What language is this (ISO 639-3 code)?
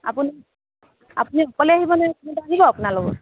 asm